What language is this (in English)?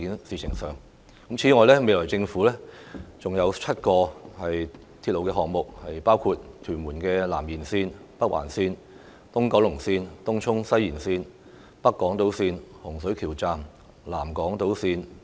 Cantonese